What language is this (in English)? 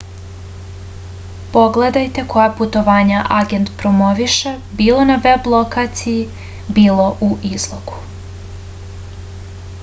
Serbian